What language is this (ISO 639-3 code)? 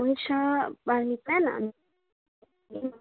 nep